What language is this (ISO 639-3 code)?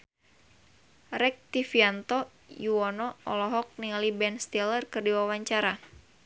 sun